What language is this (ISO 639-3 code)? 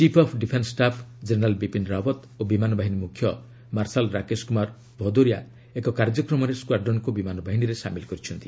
ori